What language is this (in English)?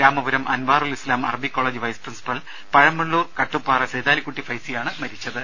Malayalam